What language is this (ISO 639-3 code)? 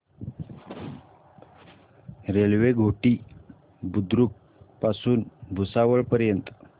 mar